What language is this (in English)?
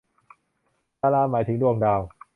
Thai